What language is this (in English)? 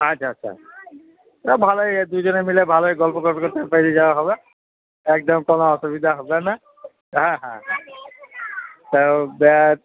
Bangla